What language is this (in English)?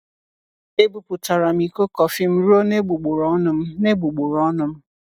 Igbo